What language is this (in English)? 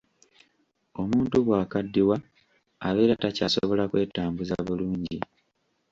Ganda